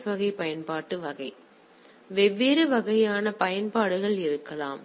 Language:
Tamil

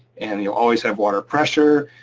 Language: English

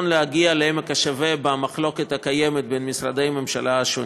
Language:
Hebrew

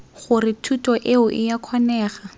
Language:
Tswana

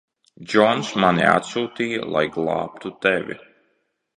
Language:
Latvian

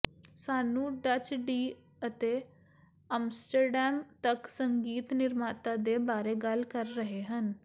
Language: Punjabi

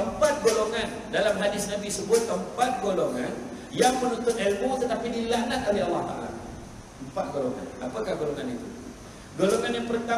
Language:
Malay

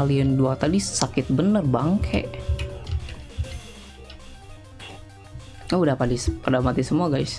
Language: Indonesian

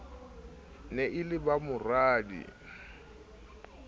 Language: Southern Sotho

